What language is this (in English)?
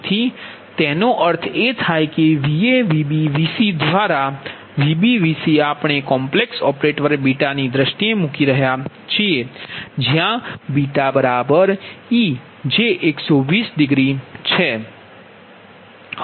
Gujarati